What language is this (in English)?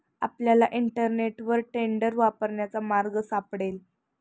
Marathi